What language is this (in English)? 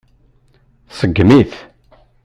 Kabyle